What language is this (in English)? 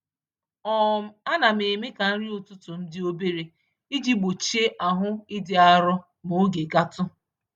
Igbo